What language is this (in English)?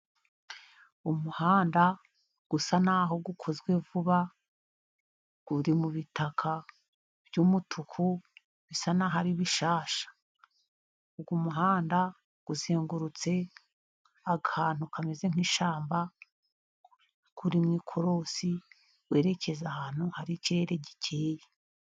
Kinyarwanda